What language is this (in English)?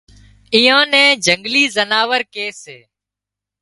Wadiyara Koli